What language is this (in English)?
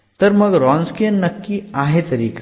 Marathi